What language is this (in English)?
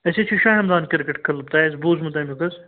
Kashmiri